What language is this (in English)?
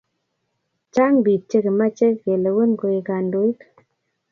Kalenjin